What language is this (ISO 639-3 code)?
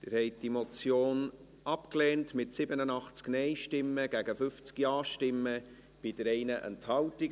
gsw